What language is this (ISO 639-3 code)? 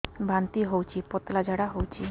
ori